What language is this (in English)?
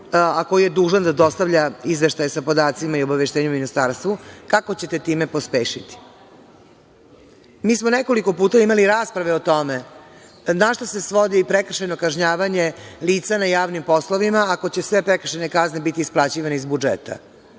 Serbian